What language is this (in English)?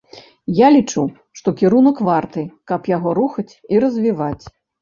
Belarusian